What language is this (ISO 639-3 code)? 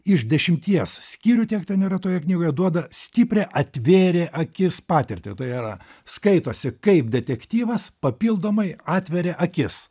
lit